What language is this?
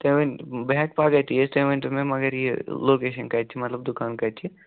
Kashmiri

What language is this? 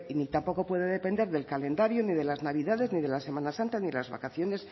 Spanish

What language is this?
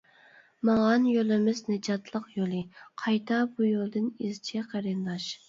Uyghur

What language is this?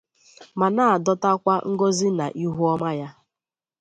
Igbo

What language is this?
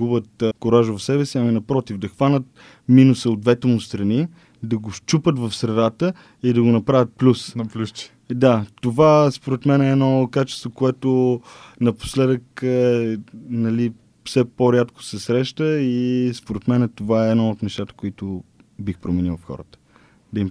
Bulgarian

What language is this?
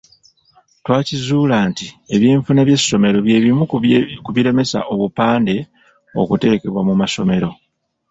Ganda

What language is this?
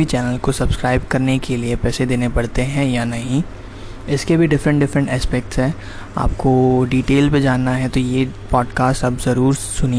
Hindi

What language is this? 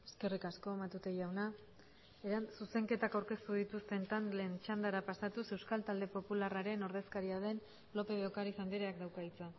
Basque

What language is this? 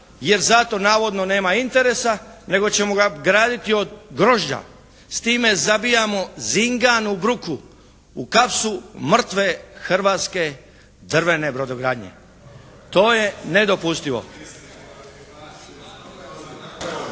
Croatian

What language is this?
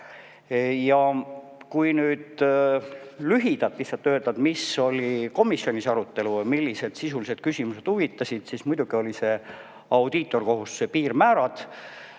Estonian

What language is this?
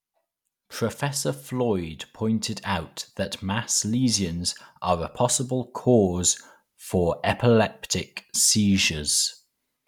English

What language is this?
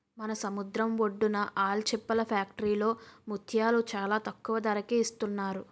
Telugu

